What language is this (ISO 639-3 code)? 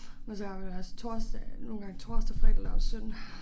dan